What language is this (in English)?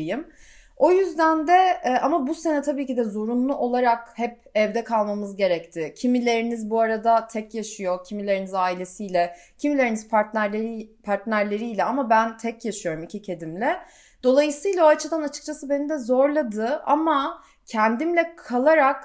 Turkish